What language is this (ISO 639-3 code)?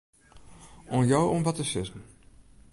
fry